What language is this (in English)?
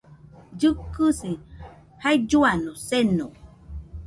Nüpode Huitoto